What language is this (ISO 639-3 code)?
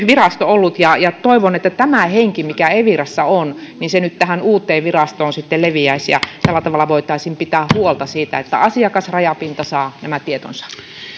fin